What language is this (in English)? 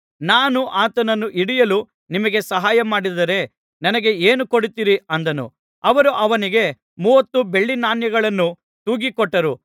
Kannada